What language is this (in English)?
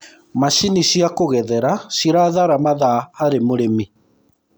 Kikuyu